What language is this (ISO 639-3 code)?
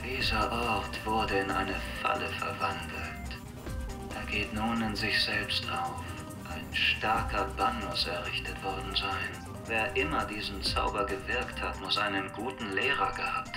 deu